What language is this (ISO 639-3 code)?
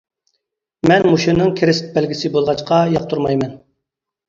uig